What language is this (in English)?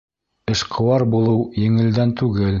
Bashkir